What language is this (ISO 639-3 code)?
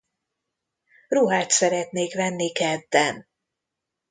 hun